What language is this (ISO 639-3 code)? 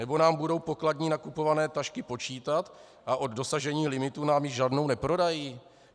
ces